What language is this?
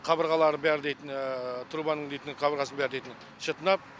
Kazakh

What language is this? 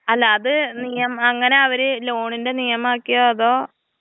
Malayalam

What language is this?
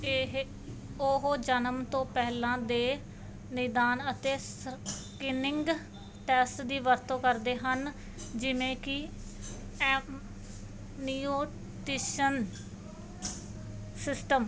Punjabi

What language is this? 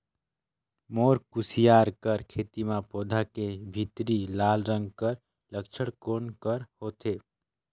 Chhattisgarhi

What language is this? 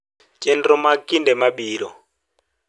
Luo (Kenya and Tanzania)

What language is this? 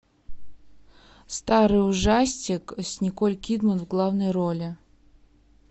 Russian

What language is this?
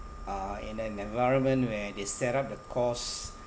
English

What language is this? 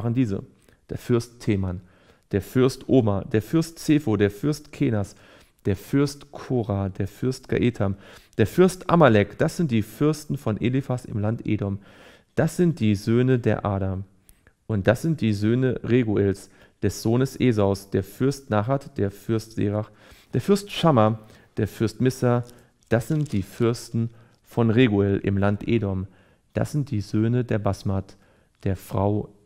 German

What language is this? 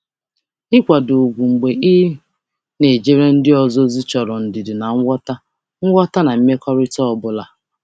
Igbo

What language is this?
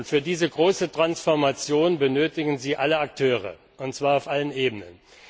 German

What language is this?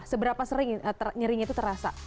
Indonesian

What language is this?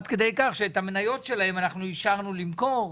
Hebrew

